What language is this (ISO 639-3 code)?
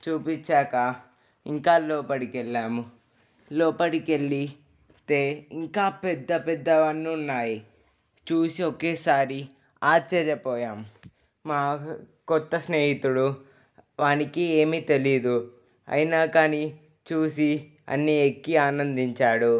tel